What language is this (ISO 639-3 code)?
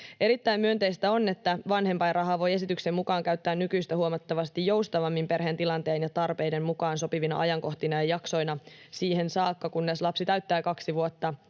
fin